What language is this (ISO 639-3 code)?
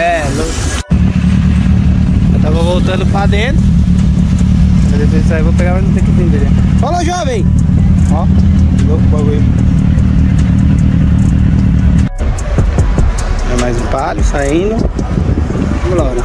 por